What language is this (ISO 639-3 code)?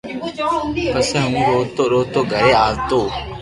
lrk